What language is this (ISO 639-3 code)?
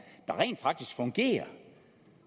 dan